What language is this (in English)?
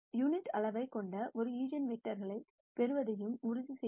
Tamil